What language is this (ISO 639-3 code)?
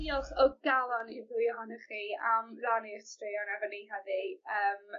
cym